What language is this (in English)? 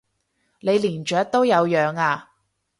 Cantonese